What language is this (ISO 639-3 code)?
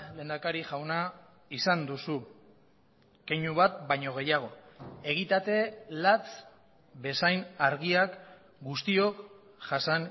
eus